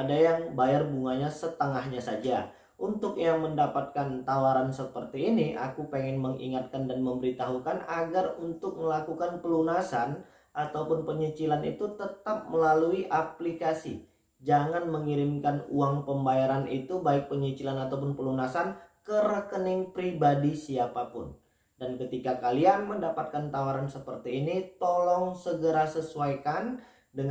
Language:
Indonesian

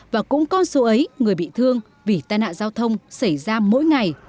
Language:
Vietnamese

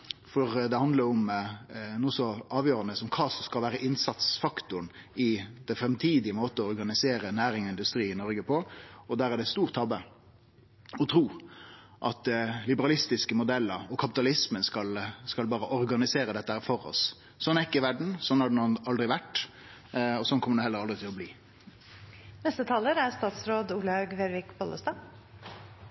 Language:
Norwegian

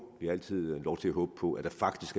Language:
Danish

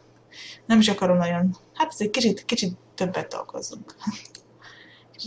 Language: Hungarian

